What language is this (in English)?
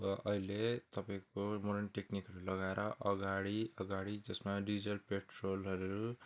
Nepali